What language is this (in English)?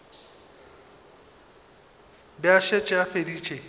Northern Sotho